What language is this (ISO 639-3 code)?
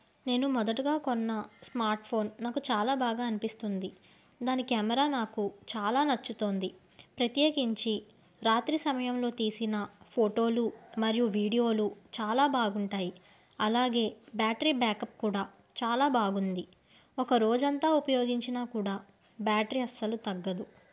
tel